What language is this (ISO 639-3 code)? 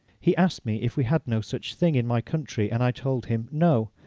eng